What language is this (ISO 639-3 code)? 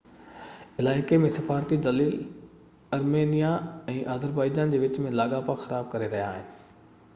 snd